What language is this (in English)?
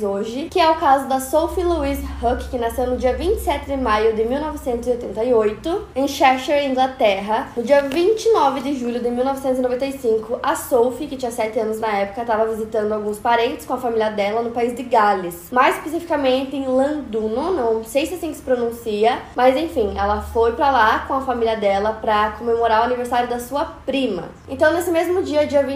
Portuguese